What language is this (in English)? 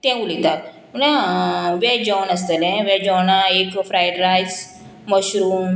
Konkani